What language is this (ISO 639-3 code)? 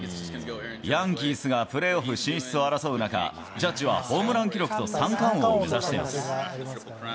jpn